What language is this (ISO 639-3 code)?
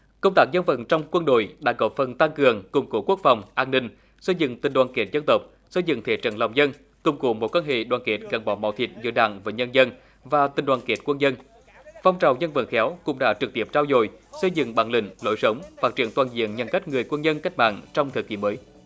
vie